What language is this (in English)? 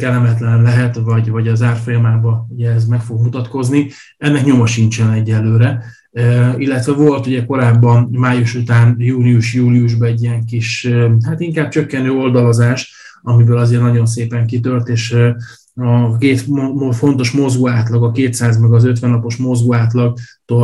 Hungarian